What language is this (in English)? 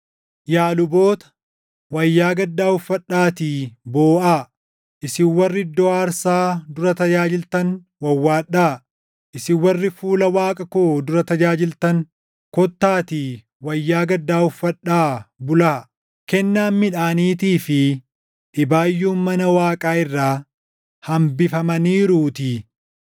Oromo